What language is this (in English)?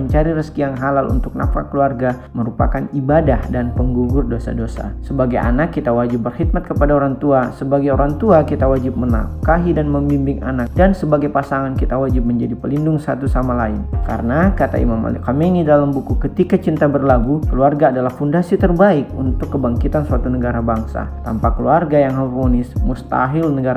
Indonesian